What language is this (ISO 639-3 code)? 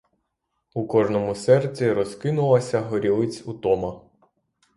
ukr